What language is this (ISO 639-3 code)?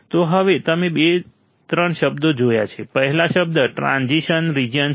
guj